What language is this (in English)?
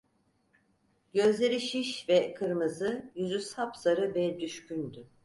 Turkish